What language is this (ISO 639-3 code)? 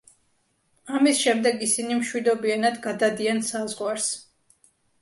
kat